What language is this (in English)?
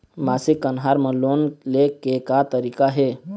Chhattisgarhi